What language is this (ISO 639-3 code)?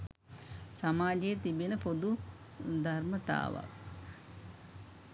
sin